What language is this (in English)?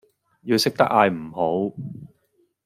Cantonese